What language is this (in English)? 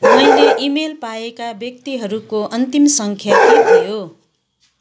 Nepali